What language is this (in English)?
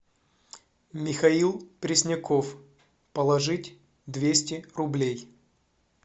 Russian